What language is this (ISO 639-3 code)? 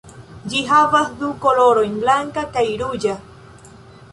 epo